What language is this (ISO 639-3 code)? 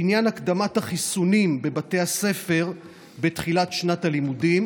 heb